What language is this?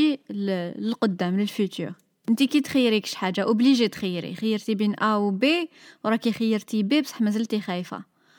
Arabic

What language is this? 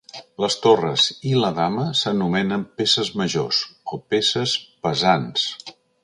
Catalan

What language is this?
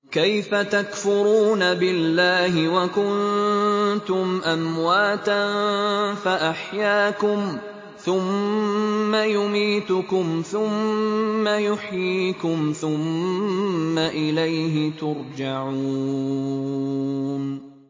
Arabic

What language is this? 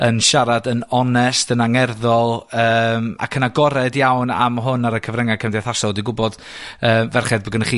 Welsh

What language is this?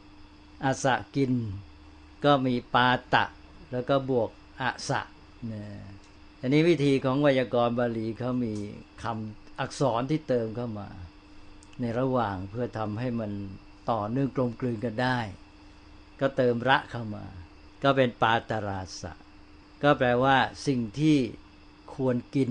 Thai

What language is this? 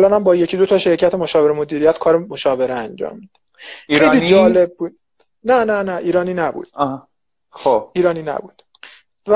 Persian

